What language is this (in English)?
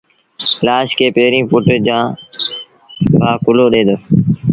Sindhi Bhil